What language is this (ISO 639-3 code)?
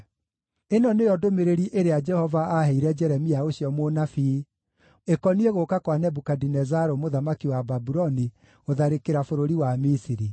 kik